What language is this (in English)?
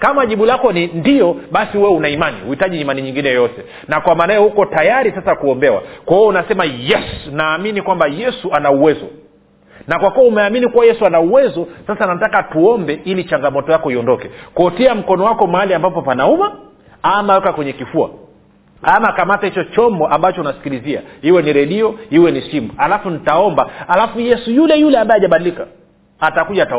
Swahili